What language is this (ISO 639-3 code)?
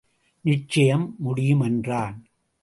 tam